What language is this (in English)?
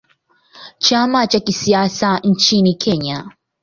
Swahili